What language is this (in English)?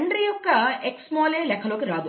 Telugu